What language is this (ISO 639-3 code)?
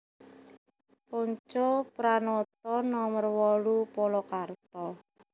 jav